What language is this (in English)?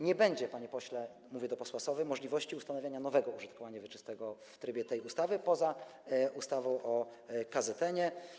Polish